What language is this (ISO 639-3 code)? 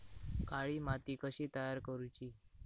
mar